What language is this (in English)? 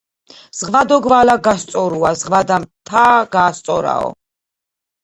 Georgian